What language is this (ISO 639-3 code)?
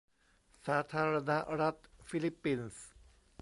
tha